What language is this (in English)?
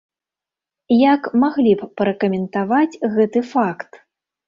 Belarusian